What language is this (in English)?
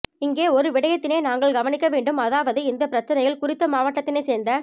Tamil